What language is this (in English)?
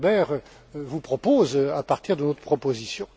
French